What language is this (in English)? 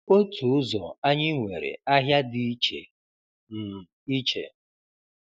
Igbo